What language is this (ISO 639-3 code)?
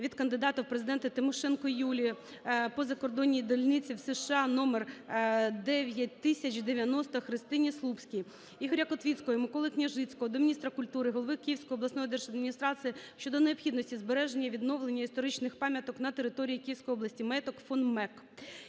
ukr